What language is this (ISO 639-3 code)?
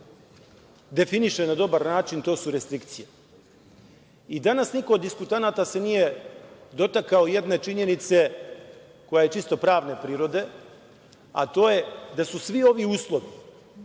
srp